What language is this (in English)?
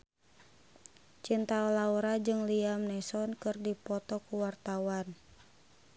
Sundanese